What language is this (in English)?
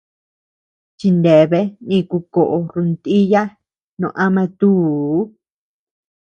Tepeuxila Cuicatec